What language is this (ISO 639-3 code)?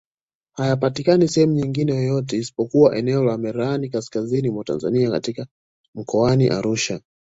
swa